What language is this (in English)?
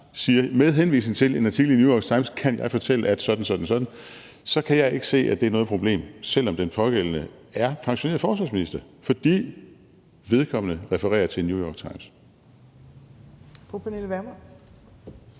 Danish